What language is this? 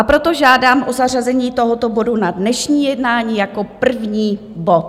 Czech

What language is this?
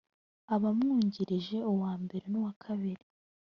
Kinyarwanda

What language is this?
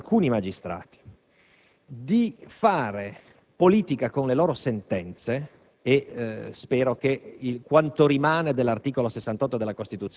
Italian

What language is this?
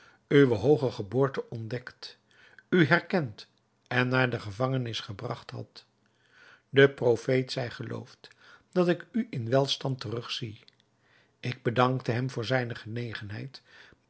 Dutch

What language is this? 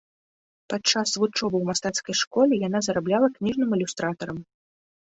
Belarusian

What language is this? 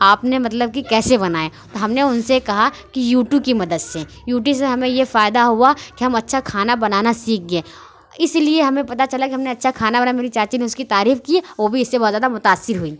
Urdu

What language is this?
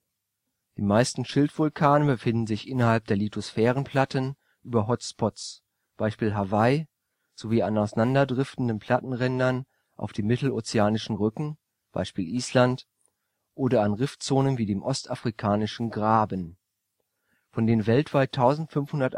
German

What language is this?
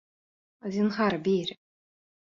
Bashkir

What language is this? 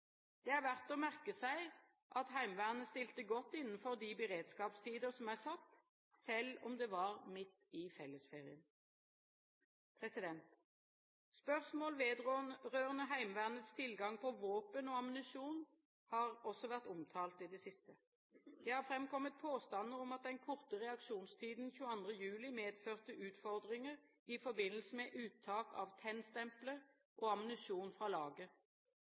Norwegian Bokmål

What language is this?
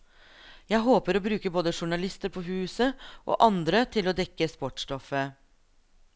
Norwegian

